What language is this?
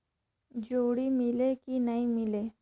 Chhattisgarhi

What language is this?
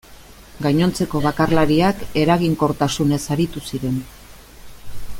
Basque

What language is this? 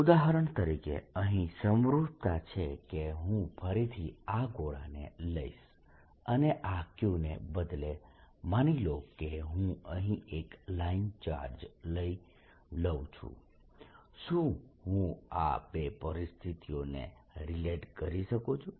Gujarati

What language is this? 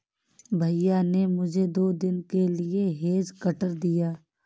Hindi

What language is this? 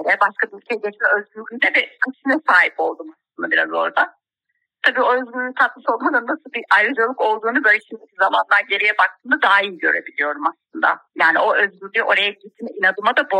Turkish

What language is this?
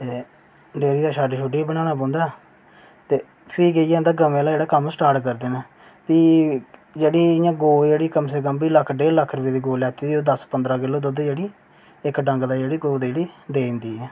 Dogri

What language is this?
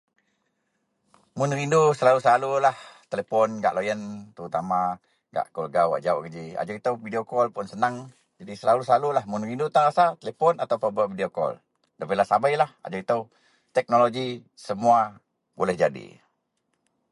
Central Melanau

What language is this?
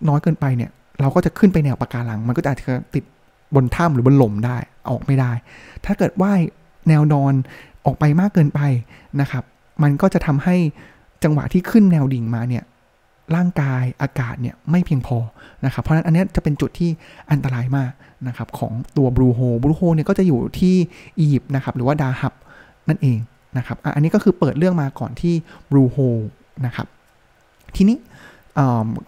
Thai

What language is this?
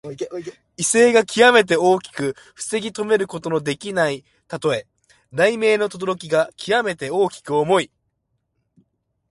Japanese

